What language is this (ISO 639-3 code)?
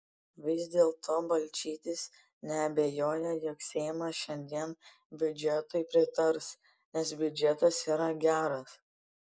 lit